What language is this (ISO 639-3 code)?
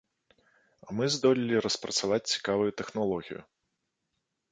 bel